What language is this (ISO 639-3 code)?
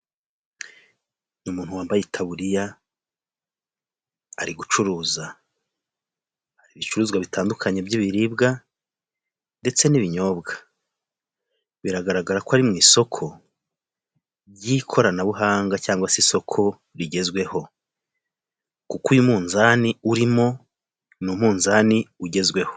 kin